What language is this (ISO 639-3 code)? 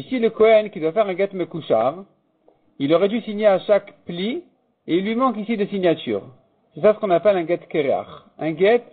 fra